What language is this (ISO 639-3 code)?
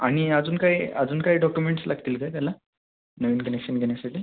mar